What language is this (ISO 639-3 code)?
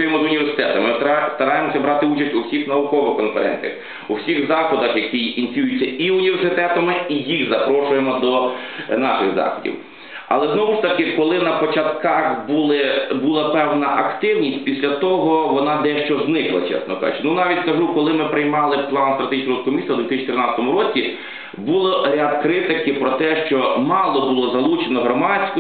ukr